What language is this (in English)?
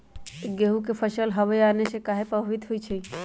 Magahi